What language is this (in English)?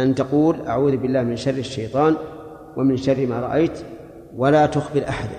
Arabic